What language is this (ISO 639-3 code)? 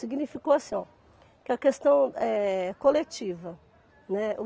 por